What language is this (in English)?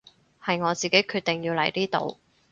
Cantonese